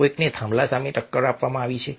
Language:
Gujarati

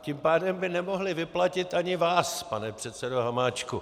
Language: Czech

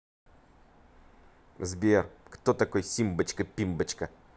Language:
Russian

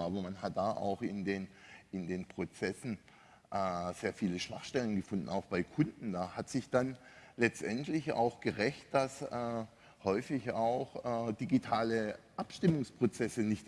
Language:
German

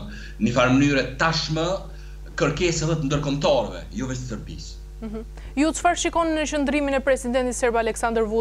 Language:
Romanian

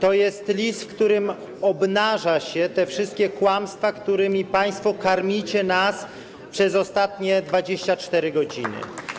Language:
Polish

